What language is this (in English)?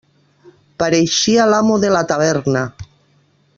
Catalan